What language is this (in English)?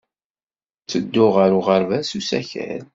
Kabyle